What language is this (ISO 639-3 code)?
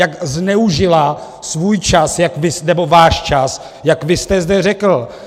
ces